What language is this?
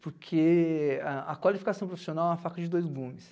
Portuguese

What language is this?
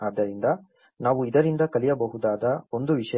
Kannada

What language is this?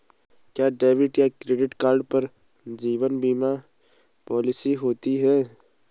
Hindi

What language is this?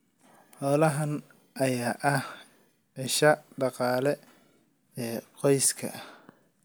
Somali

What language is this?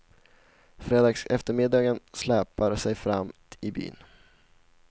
Swedish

